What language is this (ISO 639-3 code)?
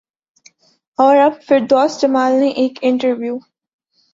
urd